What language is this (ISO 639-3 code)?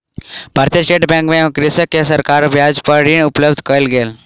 mai